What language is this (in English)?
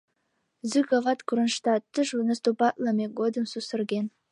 Mari